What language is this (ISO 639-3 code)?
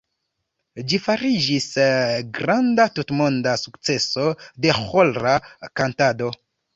epo